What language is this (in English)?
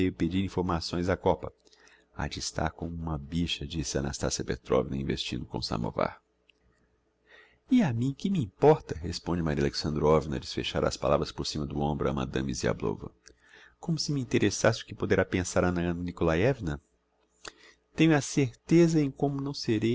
Portuguese